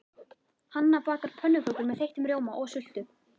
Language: Icelandic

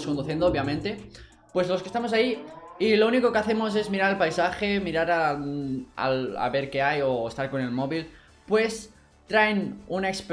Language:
Spanish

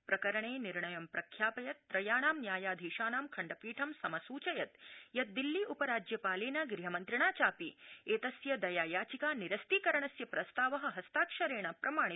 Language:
Sanskrit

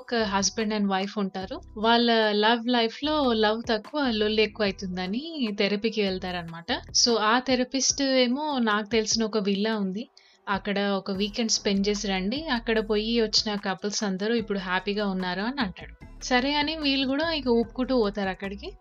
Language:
Telugu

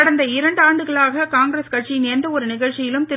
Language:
Tamil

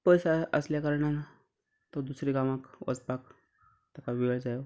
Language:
Konkani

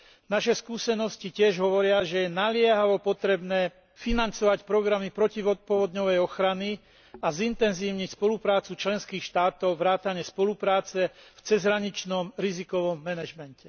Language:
Slovak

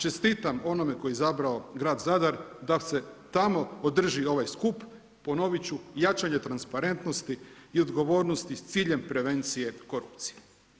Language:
Croatian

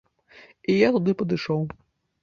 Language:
Belarusian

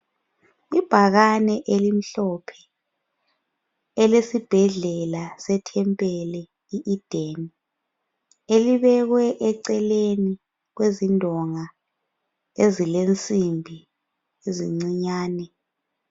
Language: North Ndebele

